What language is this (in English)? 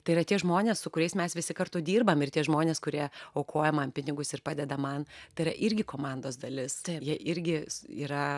Lithuanian